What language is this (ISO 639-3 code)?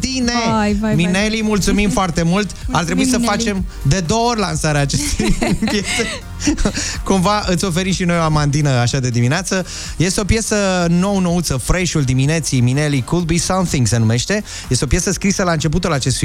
ron